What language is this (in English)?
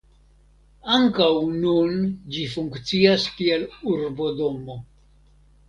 Esperanto